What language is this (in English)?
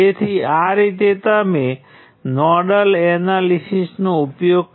Gujarati